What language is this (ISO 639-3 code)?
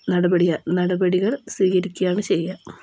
mal